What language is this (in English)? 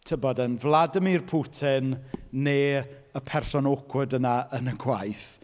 Welsh